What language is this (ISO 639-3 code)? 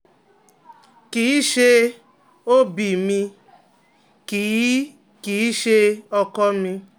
yor